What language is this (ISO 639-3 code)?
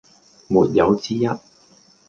yue